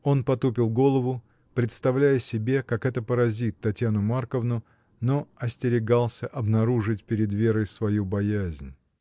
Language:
Russian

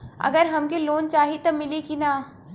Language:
Bhojpuri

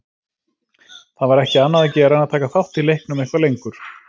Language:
Icelandic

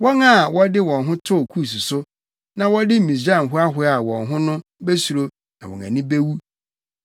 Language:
Akan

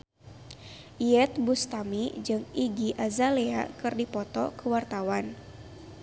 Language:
Sundanese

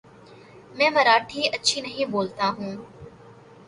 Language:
Urdu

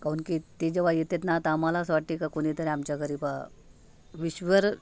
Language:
Marathi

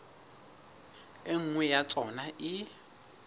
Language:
Southern Sotho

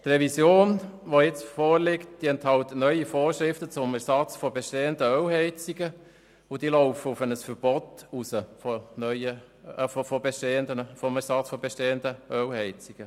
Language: Swiss German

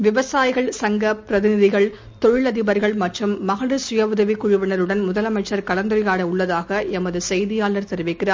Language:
Tamil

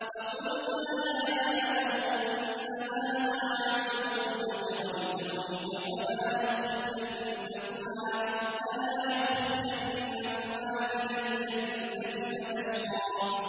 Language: Arabic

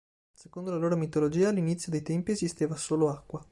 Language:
Italian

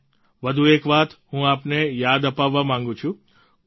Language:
Gujarati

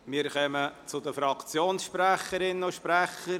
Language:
Swiss German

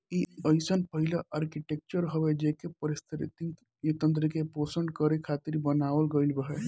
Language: Bhojpuri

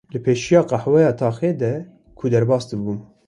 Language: Kurdish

